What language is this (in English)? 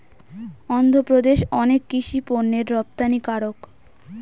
Bangla